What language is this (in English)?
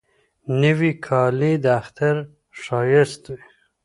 Pashto